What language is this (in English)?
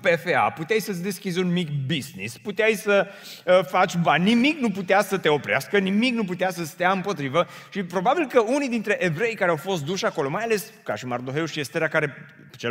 Romanian